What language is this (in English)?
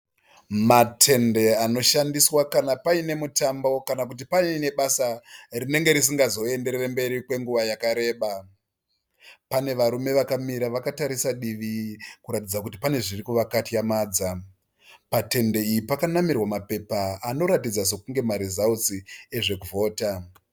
Shona